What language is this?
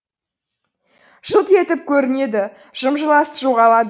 Kazakh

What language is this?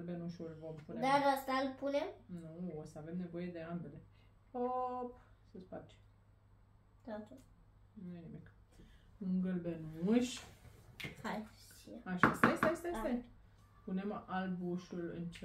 Romanian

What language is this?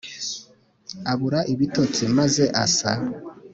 Kinyarwanda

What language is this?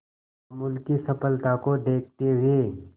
Hindi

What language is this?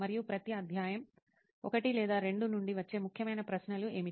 Telugu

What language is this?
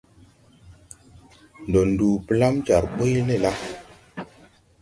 Tupuri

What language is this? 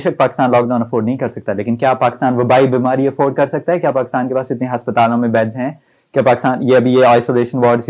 Urdu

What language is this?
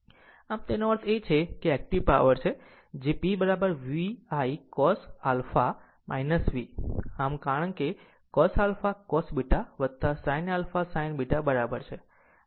Gujarati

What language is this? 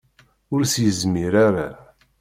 Kabyle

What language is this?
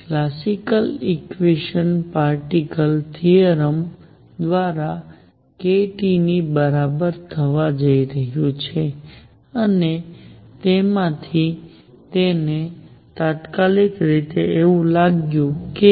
Gujarati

